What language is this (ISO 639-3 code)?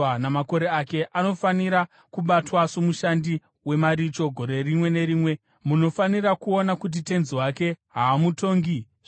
sna